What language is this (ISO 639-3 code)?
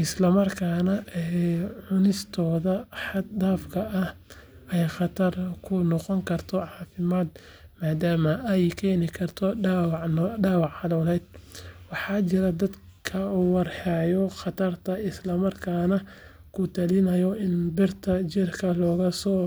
som